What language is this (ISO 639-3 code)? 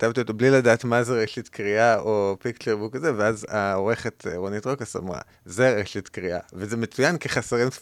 heb